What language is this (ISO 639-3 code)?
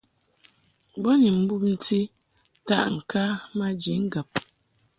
mhk